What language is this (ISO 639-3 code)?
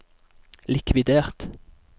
nor